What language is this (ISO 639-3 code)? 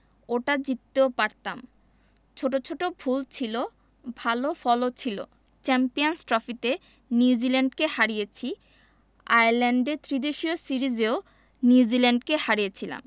ben